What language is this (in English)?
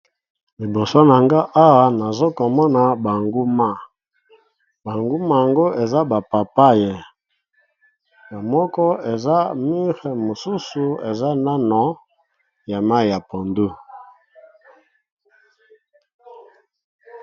Lingala